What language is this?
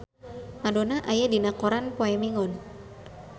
Sundanese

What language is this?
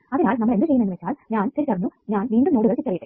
Malayalam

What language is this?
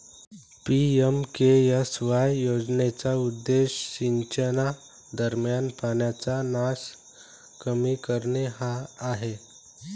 Marathi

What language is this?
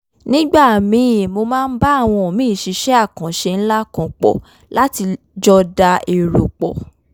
Yoruba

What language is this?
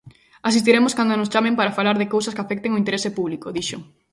Galician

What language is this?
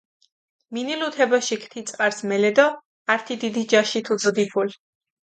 Mingrelian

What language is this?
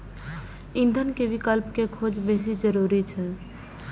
Maithili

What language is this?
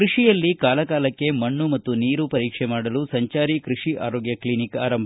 Kannada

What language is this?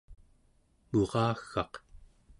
Central Yupik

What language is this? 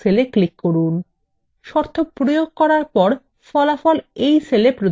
Bangla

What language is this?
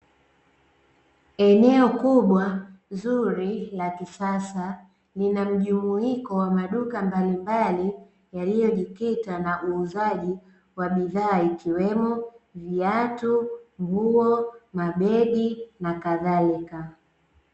Swahili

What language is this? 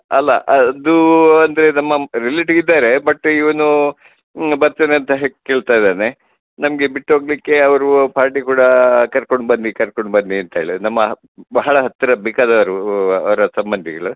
Kannada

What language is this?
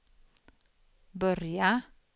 Swedish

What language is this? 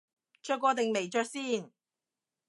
Cantonese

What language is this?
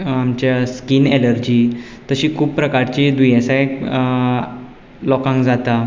Konkani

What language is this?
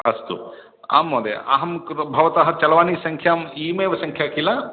Sanskrit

